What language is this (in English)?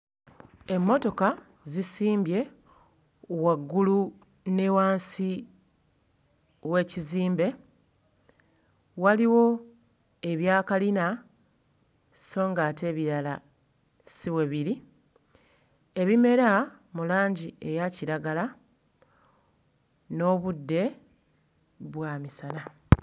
Ganda